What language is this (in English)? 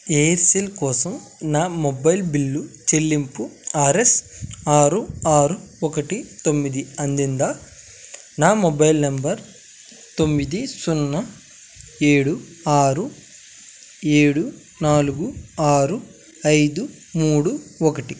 Telugu